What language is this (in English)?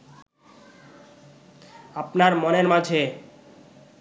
Bangla